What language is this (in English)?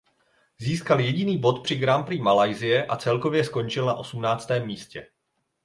Czech